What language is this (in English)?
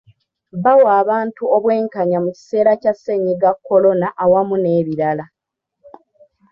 Ganda